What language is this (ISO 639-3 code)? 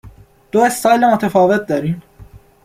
fas